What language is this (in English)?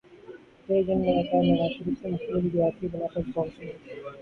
Urdu